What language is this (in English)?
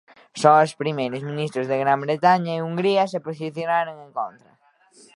Galician